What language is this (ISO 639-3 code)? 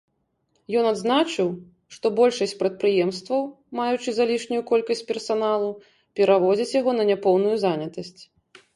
bel